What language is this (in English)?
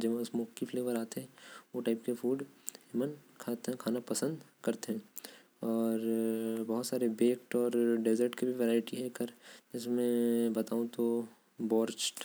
Korwa